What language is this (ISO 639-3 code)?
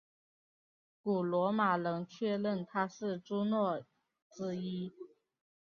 zho